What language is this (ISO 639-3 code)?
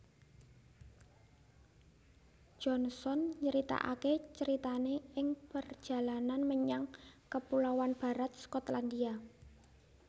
jav